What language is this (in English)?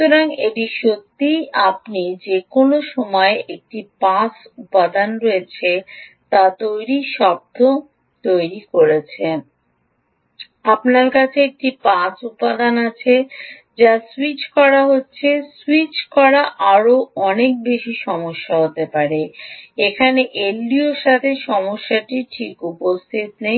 Bangla